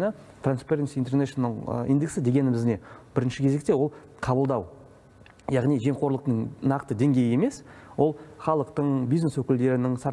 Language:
Russian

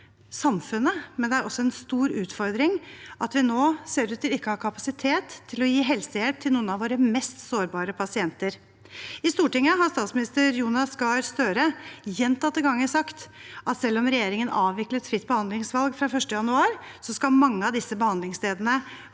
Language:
Norwegian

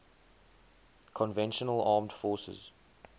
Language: English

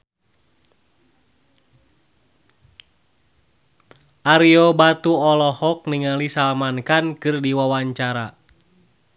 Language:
Sundanese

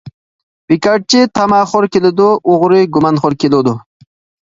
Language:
Uyghur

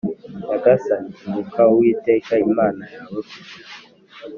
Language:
Kinyarwanda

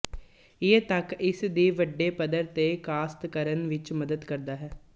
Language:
Punjabi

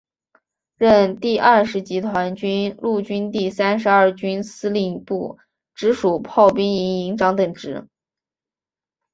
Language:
Chinese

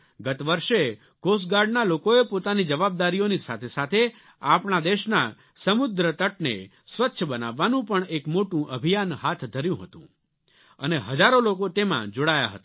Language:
Gujarati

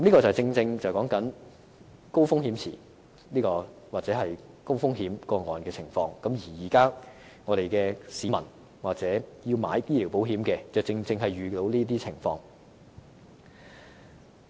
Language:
Cantonese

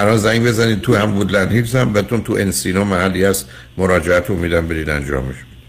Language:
Persian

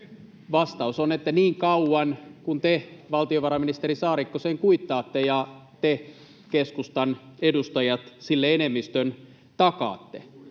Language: Finnish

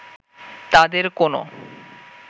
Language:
Bangla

